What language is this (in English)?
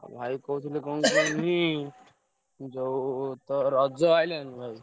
Odia